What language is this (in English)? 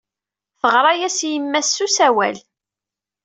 Kabyle